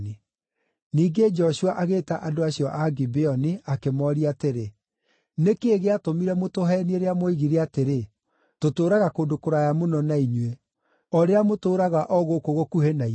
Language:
Kikuyu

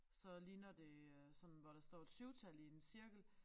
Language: Danish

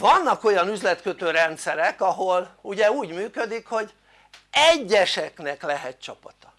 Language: Hungarian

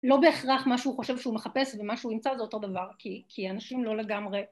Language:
Hebrew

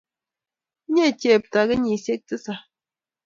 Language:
Kalenjin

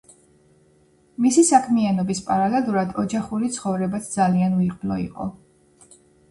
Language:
Georgian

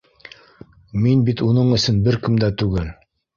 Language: Bashkir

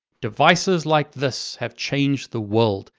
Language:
English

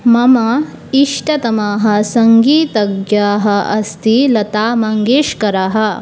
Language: Sanskrit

